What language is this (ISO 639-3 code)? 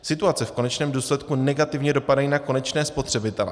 ces